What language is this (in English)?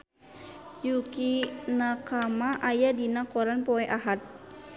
Sundanese